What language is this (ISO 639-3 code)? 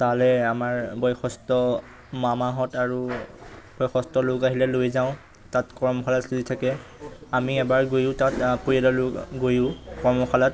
asm